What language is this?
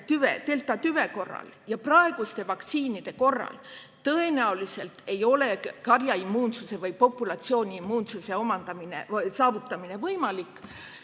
Estonian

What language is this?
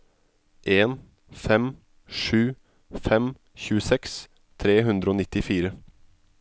Norwegian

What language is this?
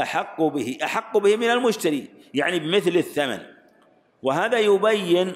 Arabic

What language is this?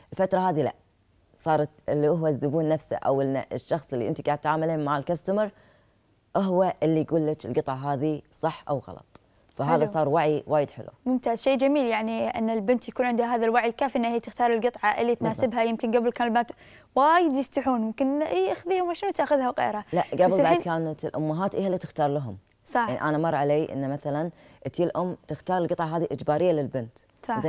Arabic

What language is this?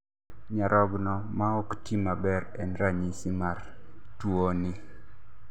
Luo (Kenya and Tanzania)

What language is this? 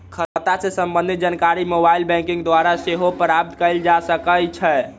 Magahi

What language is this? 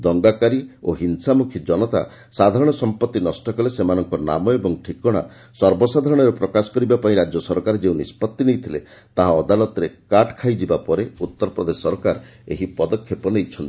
Odia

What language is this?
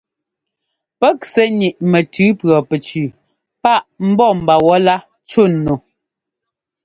Ngomba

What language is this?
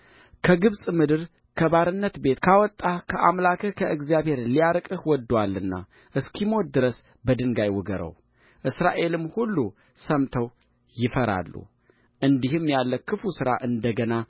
Amharic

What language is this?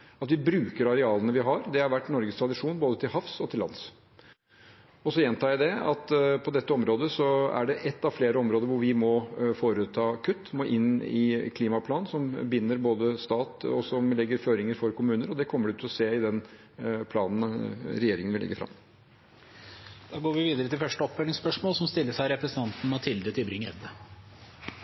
Norwegian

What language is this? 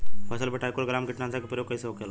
Bhojpuri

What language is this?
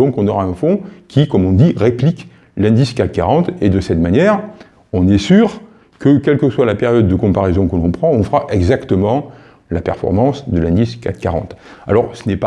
French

